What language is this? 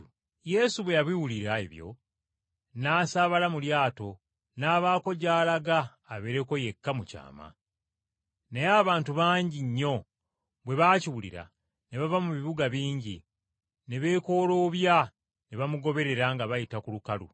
Ganda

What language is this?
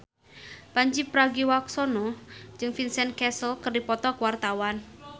Sundanese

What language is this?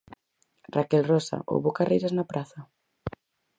Galician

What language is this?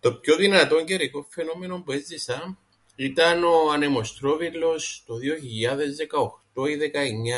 Greek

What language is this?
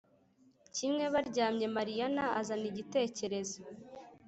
Kinyarwanda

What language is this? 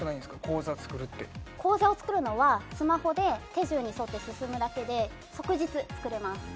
Japanese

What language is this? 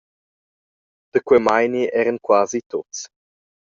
Romansh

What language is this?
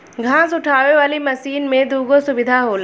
Bhojpuri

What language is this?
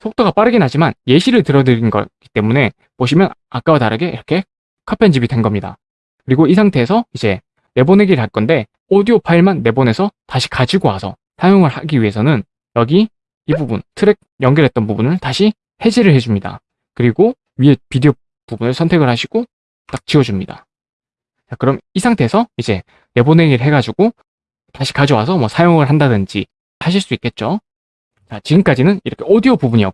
Korean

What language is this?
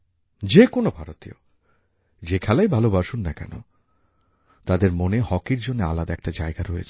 Bangla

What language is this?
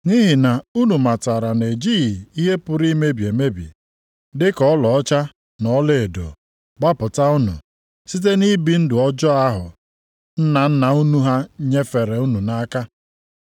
Igbo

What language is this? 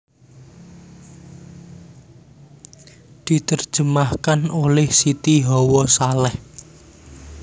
Javanese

